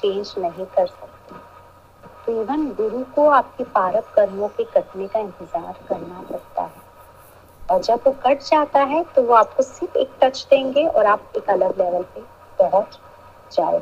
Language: Hindi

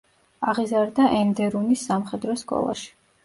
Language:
Georgian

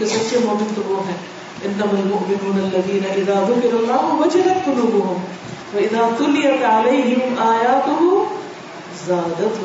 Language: Urdu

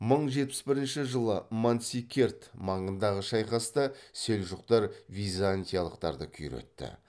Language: Kazakh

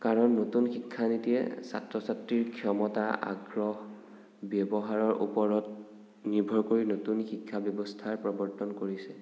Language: Assamese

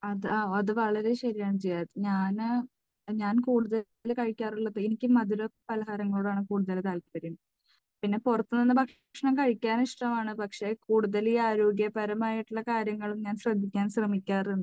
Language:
Malayalam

